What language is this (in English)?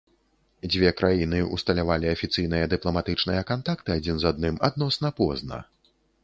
Belarusian